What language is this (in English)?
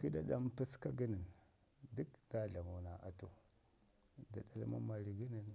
Ngizim